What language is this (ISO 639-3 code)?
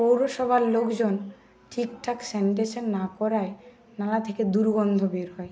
ben